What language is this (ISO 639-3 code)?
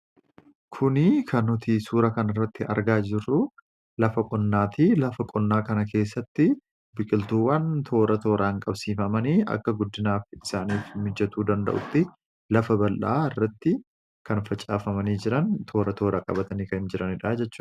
orm